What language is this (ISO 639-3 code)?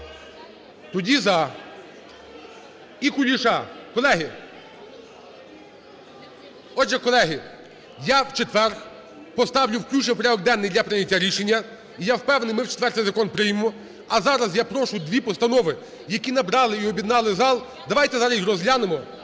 ukr